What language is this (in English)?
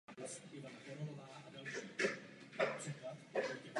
Czech